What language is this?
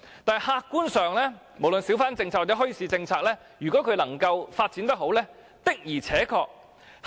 Cantonese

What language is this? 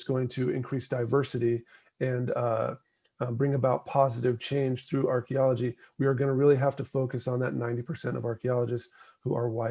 English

